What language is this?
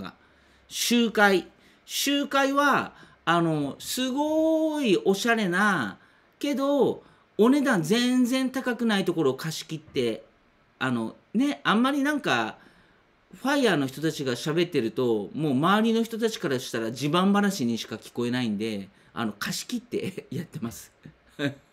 Japanese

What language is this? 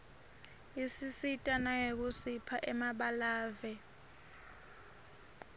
Swati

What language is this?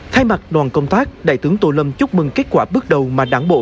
Vietnamese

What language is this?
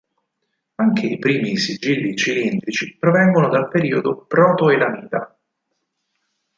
Italian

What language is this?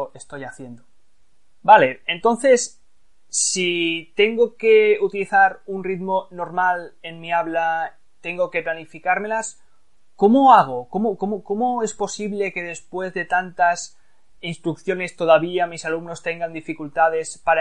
Spanish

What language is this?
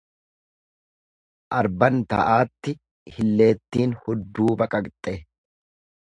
Oromo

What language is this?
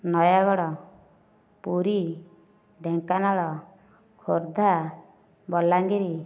Odia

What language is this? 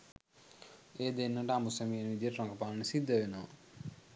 Sinhala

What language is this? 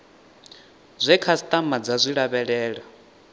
Venda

